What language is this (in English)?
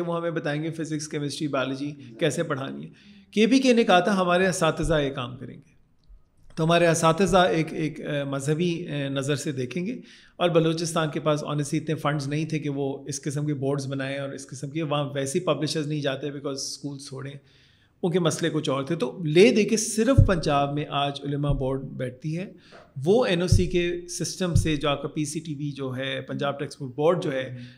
Urdu